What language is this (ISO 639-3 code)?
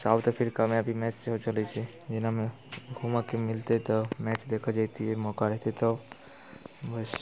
mai